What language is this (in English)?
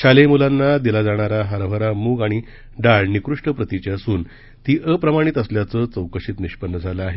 Marathi